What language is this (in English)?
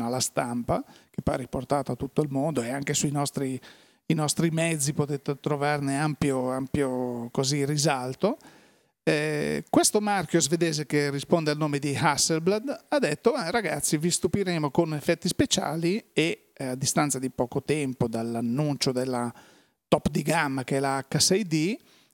Italian